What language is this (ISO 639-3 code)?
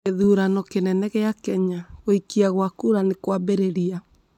kik